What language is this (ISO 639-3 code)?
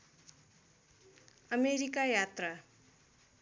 nep